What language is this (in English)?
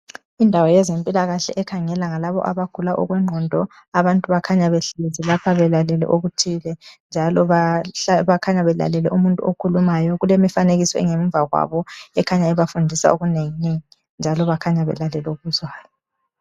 North Ndebele